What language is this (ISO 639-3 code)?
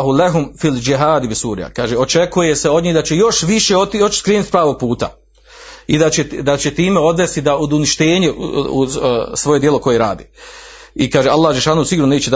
hrv